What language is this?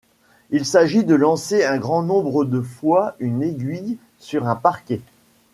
French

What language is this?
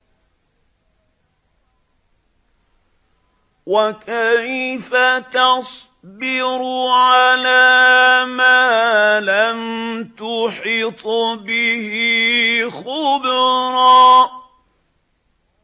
Arabic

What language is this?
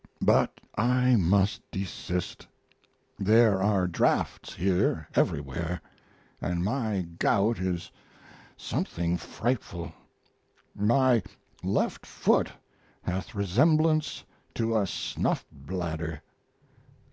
English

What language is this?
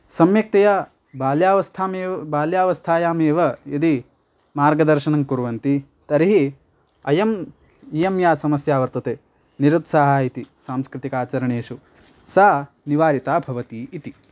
Sanskrit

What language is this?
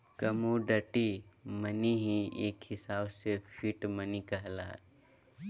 Magahi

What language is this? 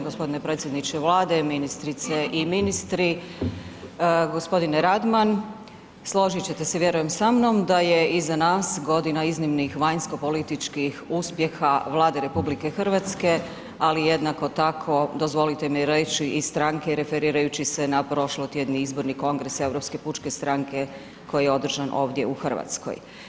Croatian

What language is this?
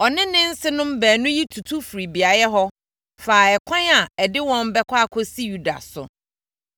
Akan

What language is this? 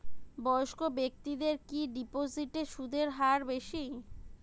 Bangla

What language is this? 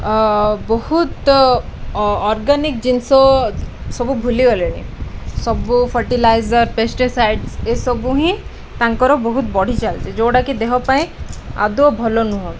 Odia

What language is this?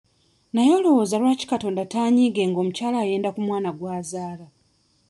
Ganda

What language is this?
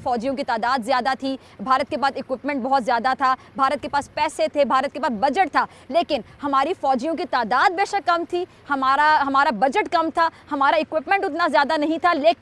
Hindi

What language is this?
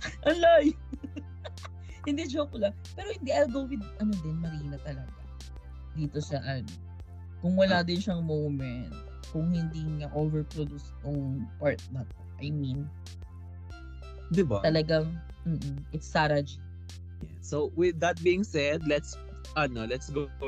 Filipino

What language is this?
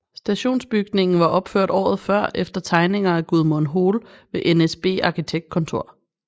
Danish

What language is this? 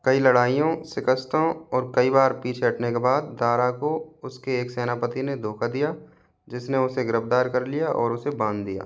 Hindi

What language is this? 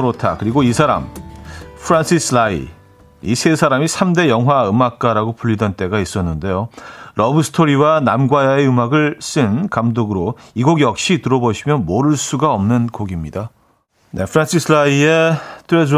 Korean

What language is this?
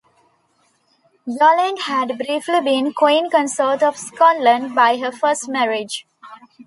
English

